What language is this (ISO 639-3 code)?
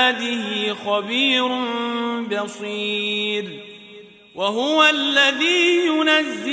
ara